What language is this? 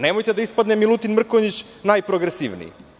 Serbian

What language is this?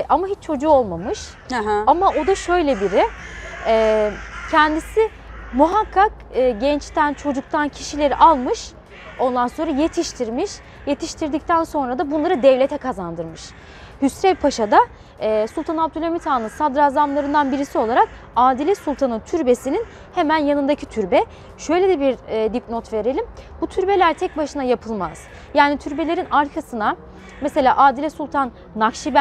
Turkish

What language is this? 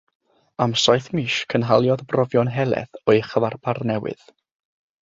Welsh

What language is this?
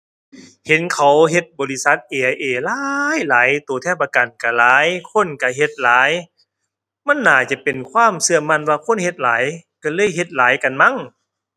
Thai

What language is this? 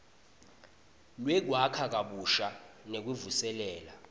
Swati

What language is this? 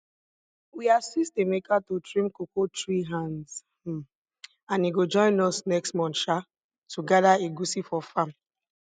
Nigerian Pidgin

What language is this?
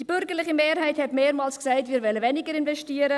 Swiss German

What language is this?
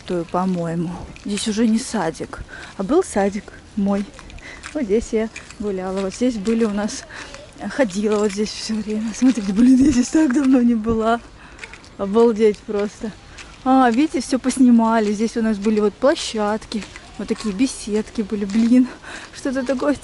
Russian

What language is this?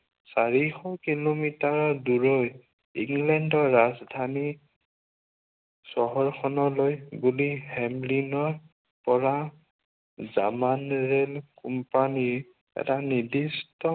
Assamese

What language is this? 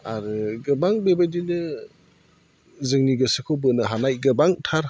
Bodo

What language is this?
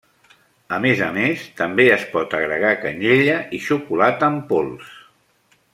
Catalan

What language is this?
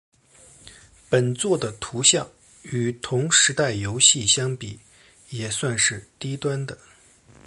Chinese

